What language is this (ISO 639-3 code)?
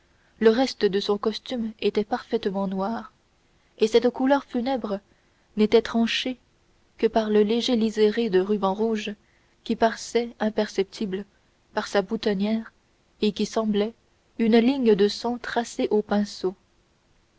fra